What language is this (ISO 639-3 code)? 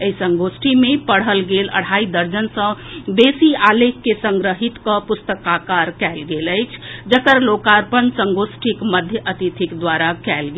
mai